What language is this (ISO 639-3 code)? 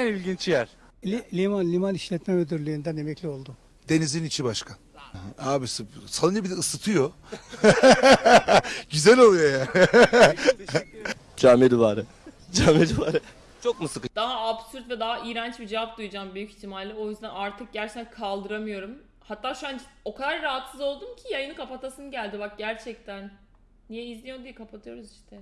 tur